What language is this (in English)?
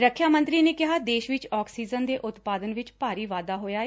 Punjabi